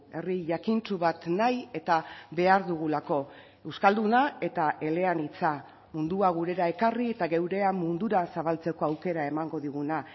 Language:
Basque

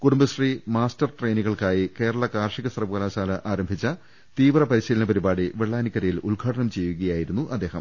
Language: Malayalam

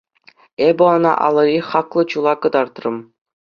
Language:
Chuvash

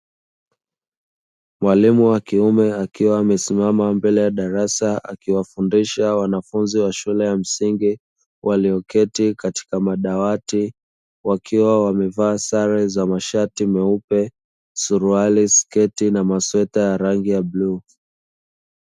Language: Swahili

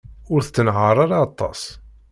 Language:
Kabyle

